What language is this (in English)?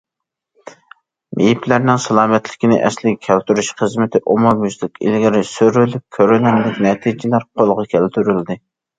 Uyghur